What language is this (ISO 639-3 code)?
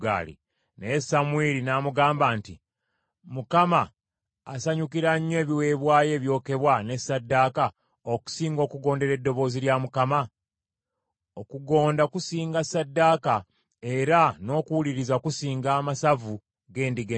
lug